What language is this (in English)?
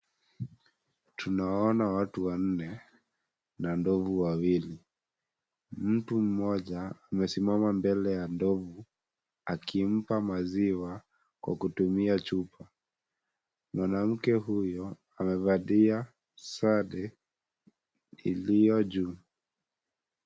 Swahili